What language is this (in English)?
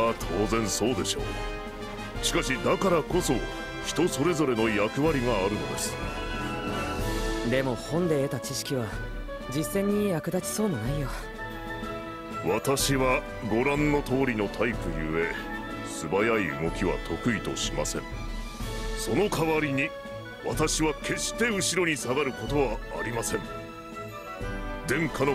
Japanese